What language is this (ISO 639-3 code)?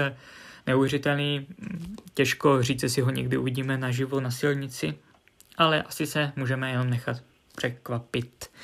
ces